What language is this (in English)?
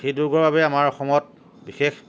Assamese